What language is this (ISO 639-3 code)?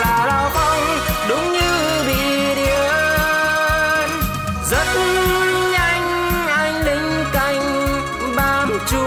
vie